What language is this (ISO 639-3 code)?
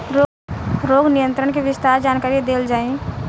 bho